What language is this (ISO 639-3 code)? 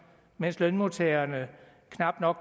dan